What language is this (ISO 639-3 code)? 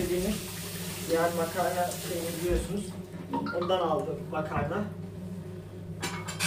tur